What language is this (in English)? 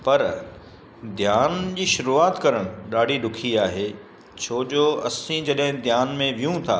Sindhi